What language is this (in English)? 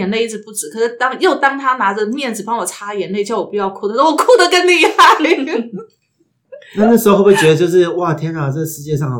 Chinese